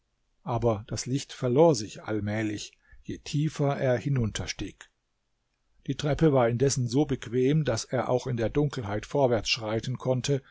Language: German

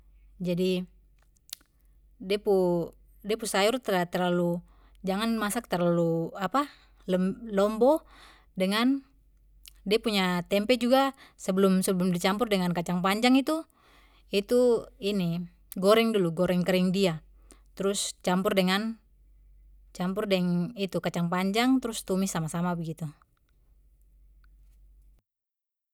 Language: Papuan Malay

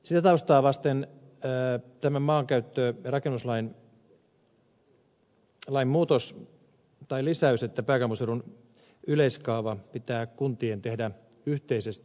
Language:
Finnish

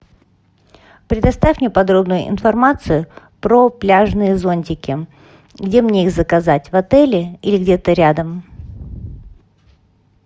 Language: Russian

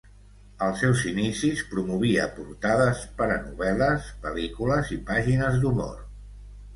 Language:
Catalan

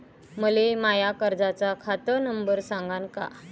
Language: Marathi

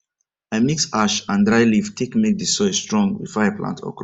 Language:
Nigerian Pidgin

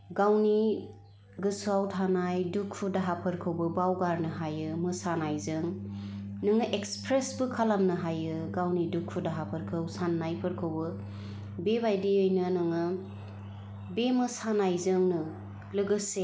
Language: Bodo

